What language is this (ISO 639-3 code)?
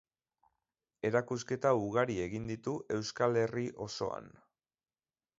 eus